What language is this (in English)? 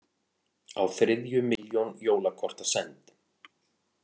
Icelandic